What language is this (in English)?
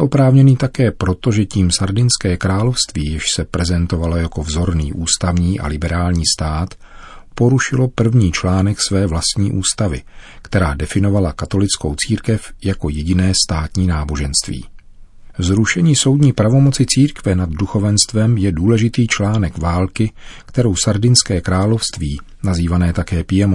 Czech